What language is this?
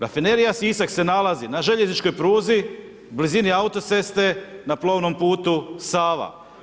Croatian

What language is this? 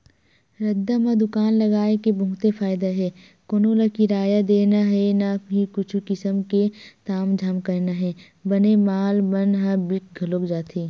Chhattisgarhi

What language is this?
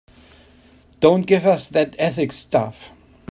English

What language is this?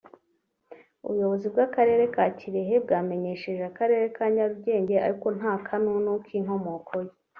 Kinyarwanda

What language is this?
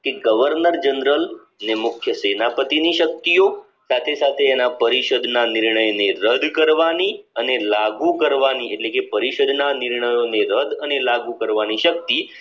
Gujarati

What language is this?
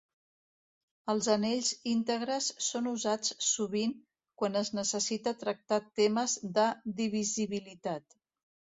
Catalan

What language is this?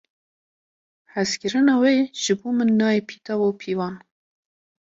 Kurdish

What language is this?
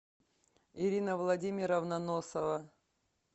Russian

